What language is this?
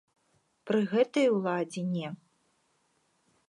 Belarusian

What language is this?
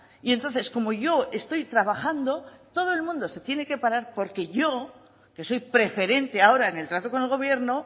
Spanish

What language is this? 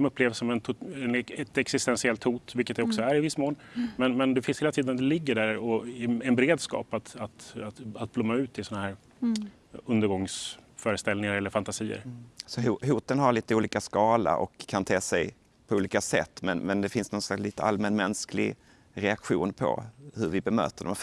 Swedish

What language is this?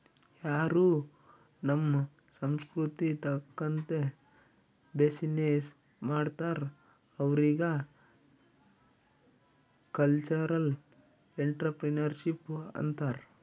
Kannada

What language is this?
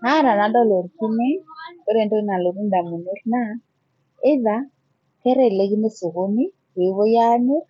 Masai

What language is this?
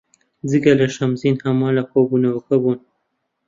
Central Kurdish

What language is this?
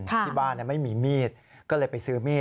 Thai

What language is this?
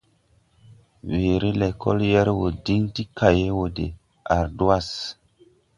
Tupuri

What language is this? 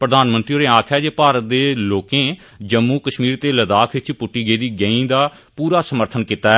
Dogri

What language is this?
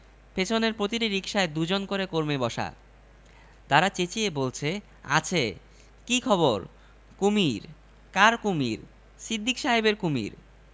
Bangla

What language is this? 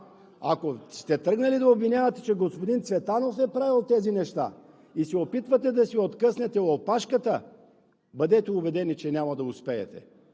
Bulgarian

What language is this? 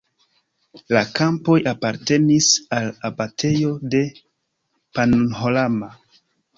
Esperanto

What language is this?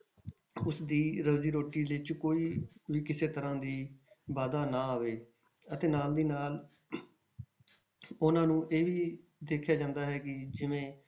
Punjabi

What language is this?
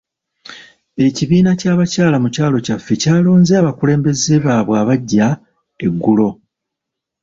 Ganda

